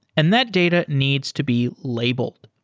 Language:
English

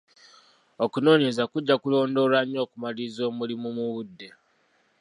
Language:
Ganda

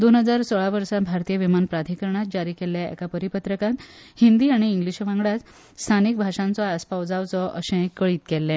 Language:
Konkani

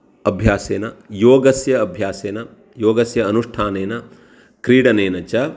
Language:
Sanskrit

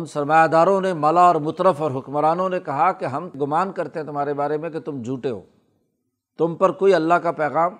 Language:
Urdu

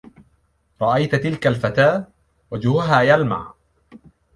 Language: Arabic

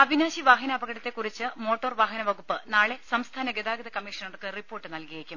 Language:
Malayalam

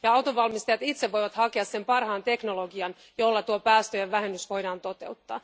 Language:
Finnish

